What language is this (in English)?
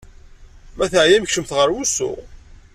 Kabyle